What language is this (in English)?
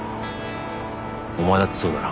Japanese